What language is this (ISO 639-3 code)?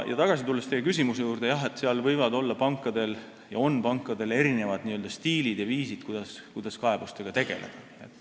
est